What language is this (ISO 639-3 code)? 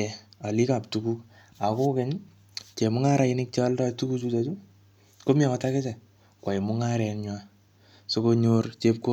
kln